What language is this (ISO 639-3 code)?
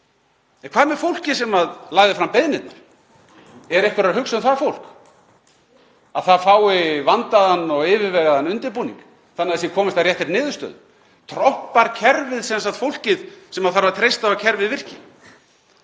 isl